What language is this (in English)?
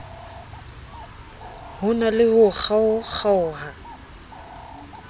Southern Sotho